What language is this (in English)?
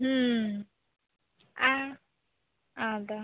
Santali